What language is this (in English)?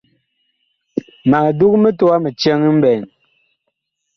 Bakoko